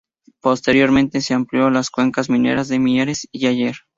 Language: Spanish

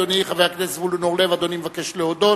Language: Hebrew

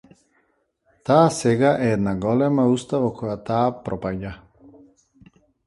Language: Macedonian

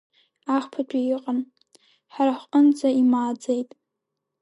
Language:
Abkhazian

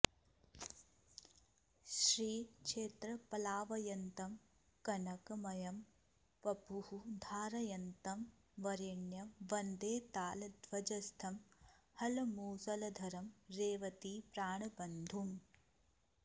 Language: Sanskrit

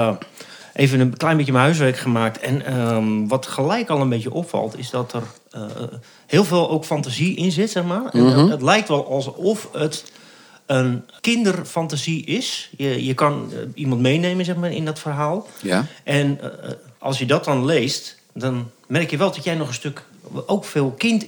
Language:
Dutch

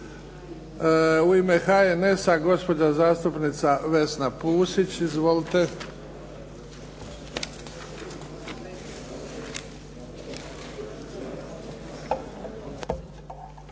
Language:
Croatian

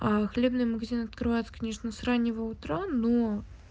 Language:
Russian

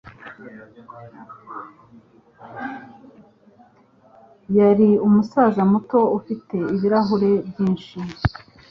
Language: Kinyarwanda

